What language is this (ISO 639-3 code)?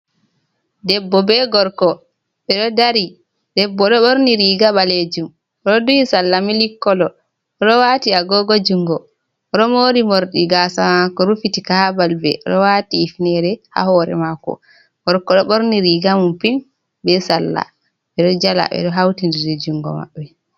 ful